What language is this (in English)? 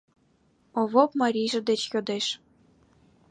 Mari